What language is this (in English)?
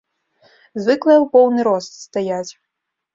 Belarusian